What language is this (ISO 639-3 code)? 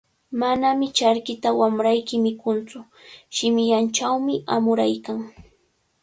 qvl